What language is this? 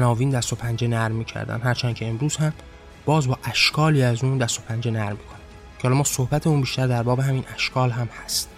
Persian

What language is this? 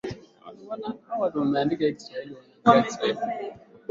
Swahili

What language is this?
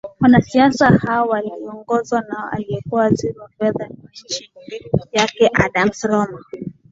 Swahili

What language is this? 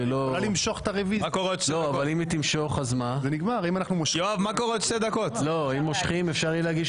Hebrew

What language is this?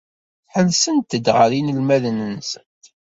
Kabyle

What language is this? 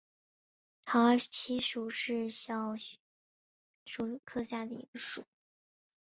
Chinese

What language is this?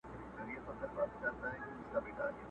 Pashto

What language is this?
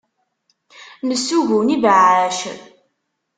Kabyle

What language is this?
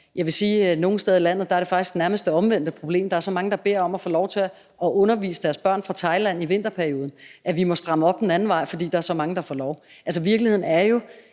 Danish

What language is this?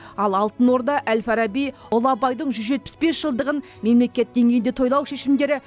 Kazakh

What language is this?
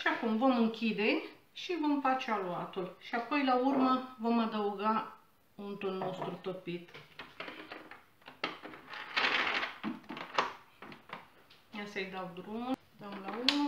Romanian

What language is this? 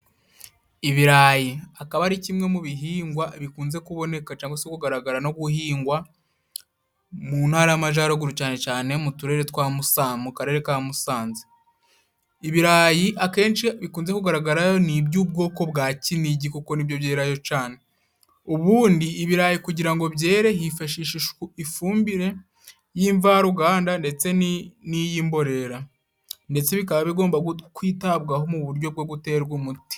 Kinyarwanda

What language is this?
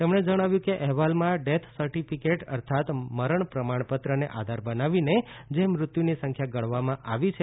Gujarati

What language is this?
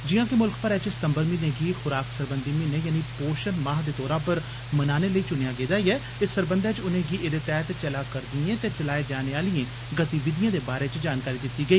Dogri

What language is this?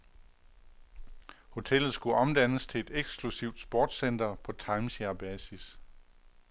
Danish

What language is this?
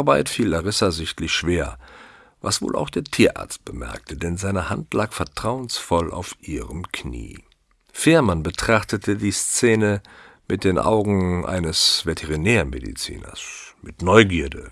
German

